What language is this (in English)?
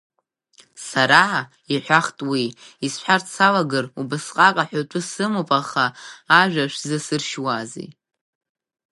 Abkhazian